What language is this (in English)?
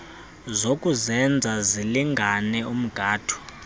Xhosa